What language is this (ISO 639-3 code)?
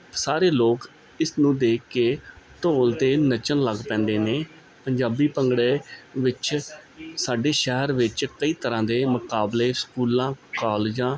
pan